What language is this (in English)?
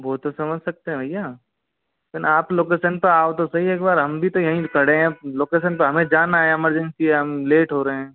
Hindi